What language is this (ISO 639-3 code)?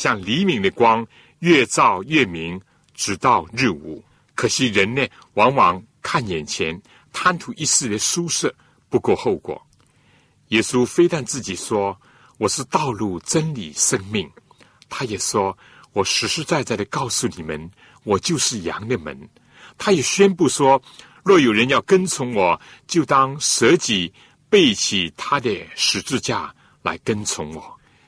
zho